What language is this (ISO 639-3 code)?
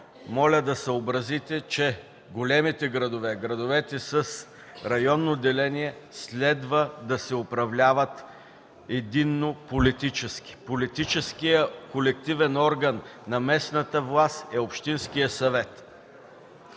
bul